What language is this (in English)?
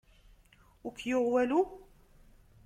Kabyle